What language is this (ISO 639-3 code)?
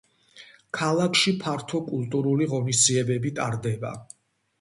kat